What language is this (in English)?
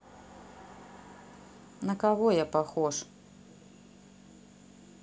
Russian